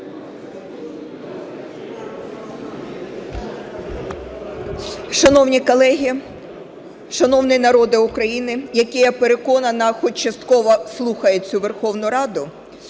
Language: Ukrainian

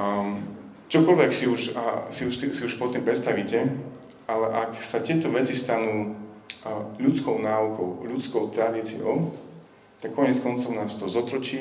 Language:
Slovak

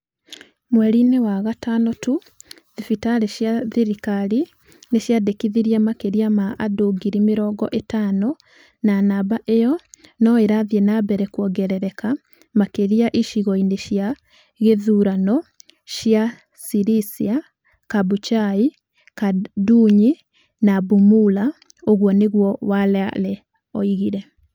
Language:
Kikuyu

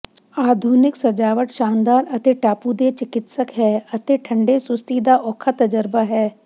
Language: Punjabi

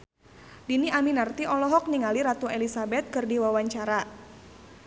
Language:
Sundanese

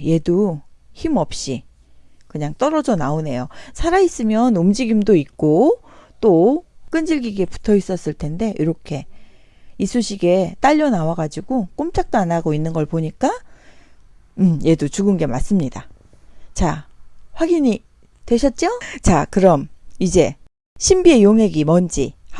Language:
Korean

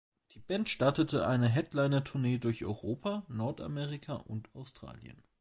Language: German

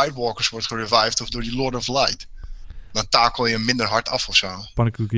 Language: Dutch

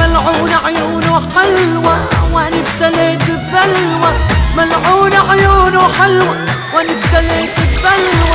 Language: Arabic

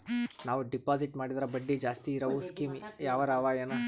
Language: Kannada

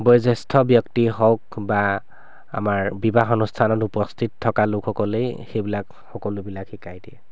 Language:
Assamese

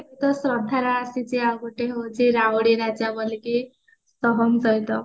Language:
Odia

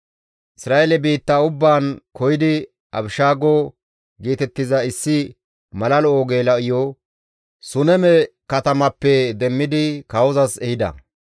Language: Gamo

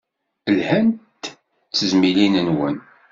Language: Kabyle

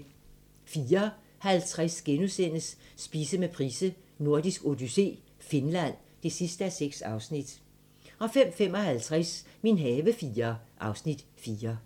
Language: Danish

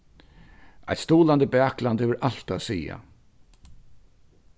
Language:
Faroese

